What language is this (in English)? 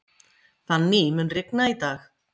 Icelandic